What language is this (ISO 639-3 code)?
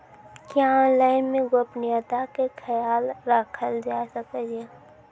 mai